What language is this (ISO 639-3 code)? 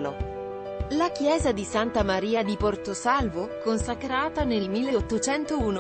ita